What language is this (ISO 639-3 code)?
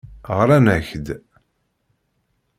kab